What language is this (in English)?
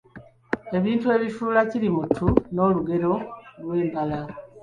Ganda